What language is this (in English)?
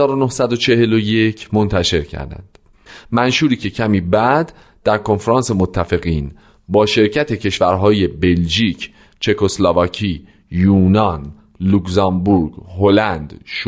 Persian